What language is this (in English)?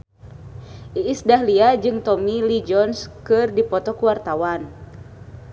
Sundanese